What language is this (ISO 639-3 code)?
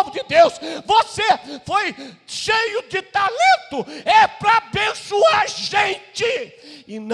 por